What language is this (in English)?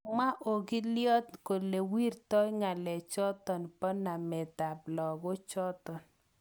Kalenjin